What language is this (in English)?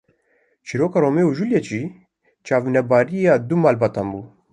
Kurdish